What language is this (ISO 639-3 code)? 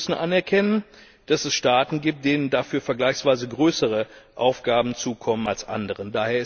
deu